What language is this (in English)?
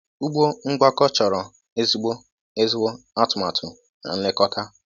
Igbo